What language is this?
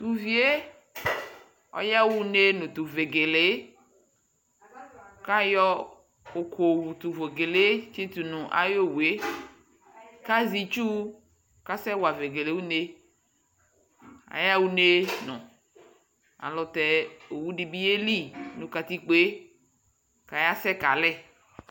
Ikposo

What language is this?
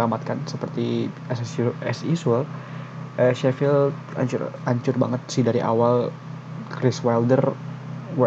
Indonesian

